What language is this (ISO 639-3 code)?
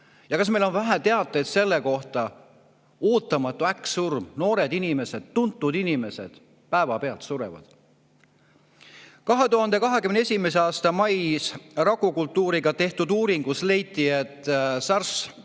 est